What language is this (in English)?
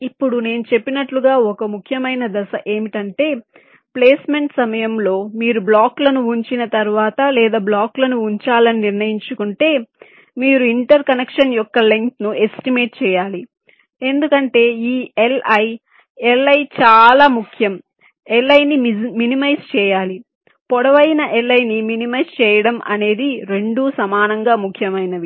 Telugu